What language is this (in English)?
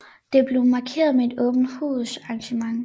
Danish